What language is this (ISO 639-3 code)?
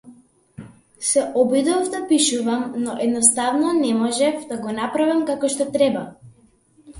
mkd